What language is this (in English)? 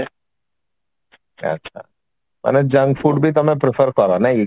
Odia